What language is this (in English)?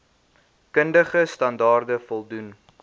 Afrikaans